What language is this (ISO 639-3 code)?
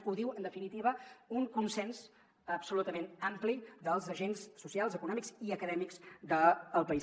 cat